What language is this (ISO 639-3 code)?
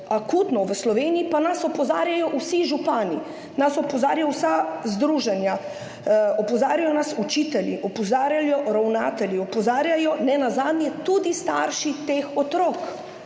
slv